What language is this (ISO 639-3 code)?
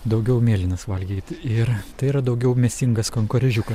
lit